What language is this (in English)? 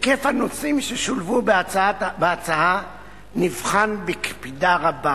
Hebrew